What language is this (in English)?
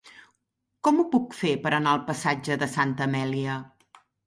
Catalan